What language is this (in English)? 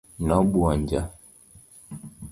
Luo (Kenya and Tanzania)